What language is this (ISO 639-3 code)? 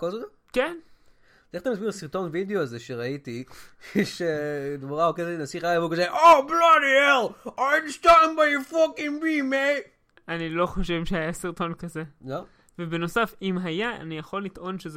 heb